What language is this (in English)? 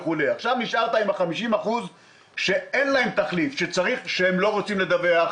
Hebrew